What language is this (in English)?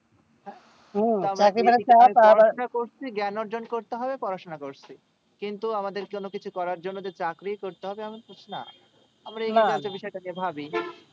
Bangla